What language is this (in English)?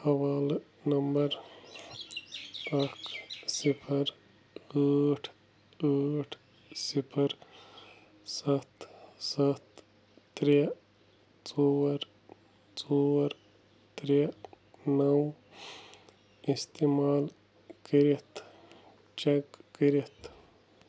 Kashmiri